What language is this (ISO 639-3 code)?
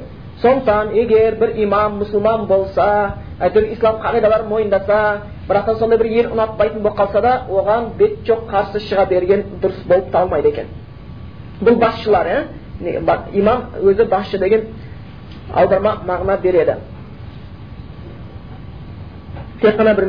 bul